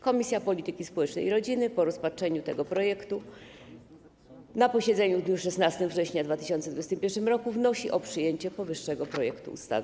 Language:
Polish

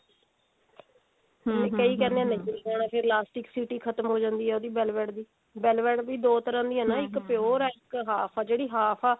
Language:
Punjabi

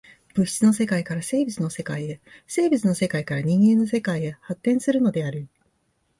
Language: Japanese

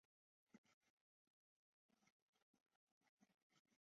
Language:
Chinese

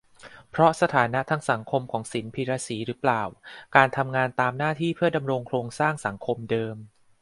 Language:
Thai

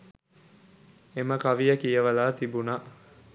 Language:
Sinhala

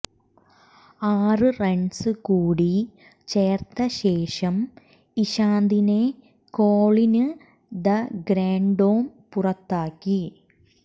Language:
Malayalam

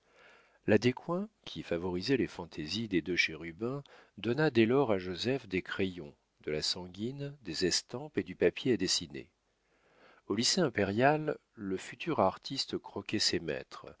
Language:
French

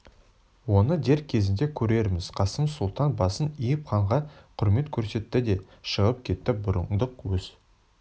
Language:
Kazakh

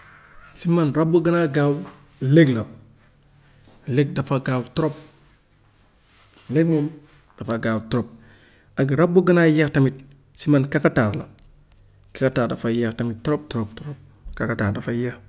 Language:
Gambian Wolof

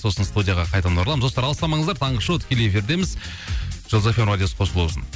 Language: Kazakh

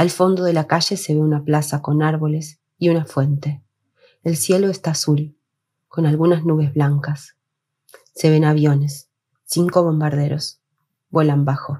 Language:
Spanish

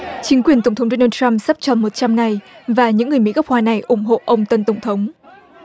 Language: Vietnamese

